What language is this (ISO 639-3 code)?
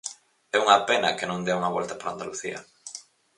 glg